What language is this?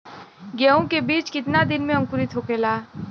Bhojpuri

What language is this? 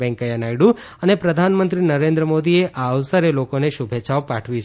Gujarati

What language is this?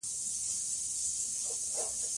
Pashto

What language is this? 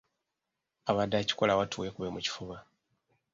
Ganda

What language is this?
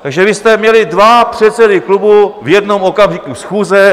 Czech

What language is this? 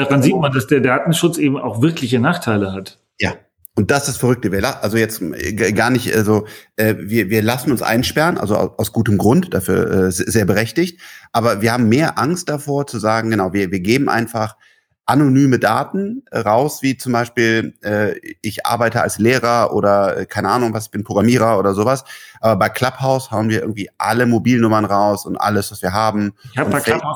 German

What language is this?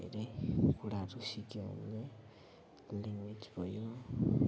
Nepali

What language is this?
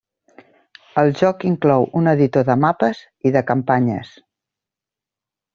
Catalan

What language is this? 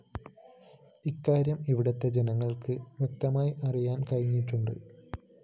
Malayalam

